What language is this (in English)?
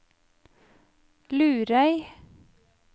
Norwegian